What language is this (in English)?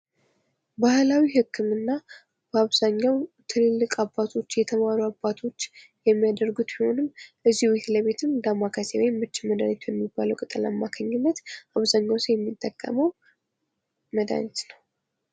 Amharic